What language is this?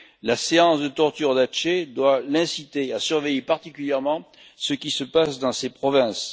French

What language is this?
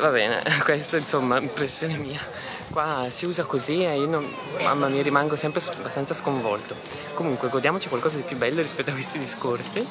Italian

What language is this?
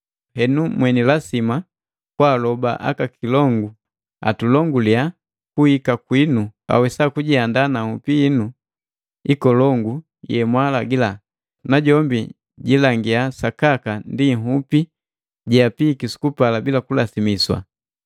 Matengo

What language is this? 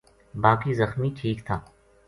Gujari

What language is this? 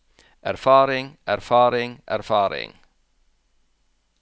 Norwegian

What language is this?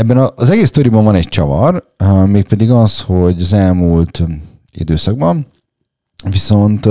Hungarian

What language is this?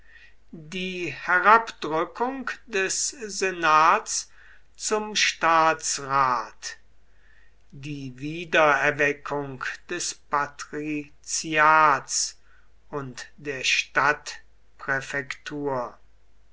German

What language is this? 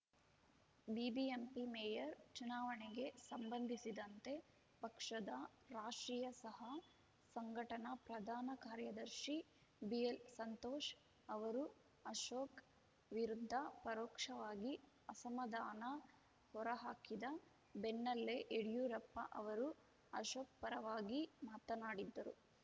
Kannada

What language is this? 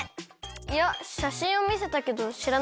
Japanese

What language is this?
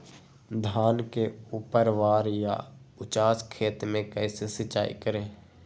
Magahi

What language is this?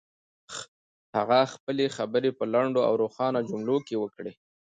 Pashto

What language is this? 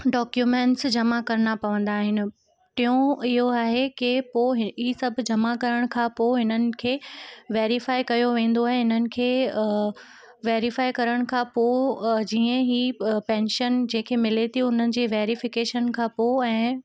Sindhi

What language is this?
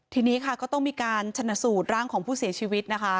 Thai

